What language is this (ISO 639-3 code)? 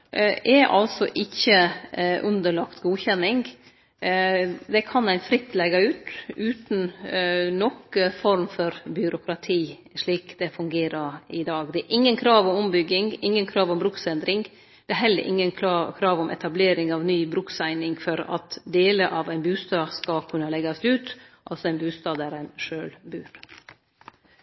nno